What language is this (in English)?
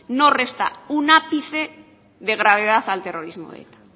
Spanish